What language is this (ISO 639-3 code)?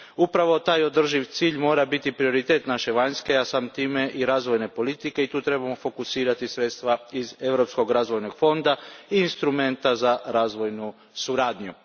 hrv